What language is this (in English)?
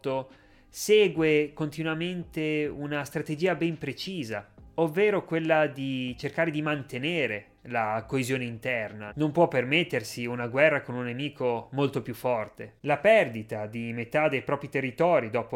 Italian